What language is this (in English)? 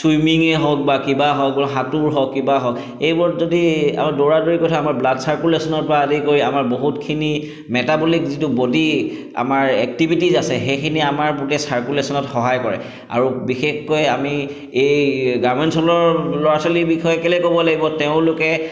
Assamese